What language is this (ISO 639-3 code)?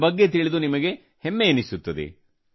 kan